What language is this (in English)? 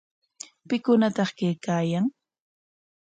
Corongo Ancash Quechua